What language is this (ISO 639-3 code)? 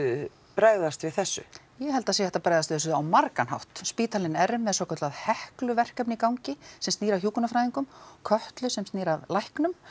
isl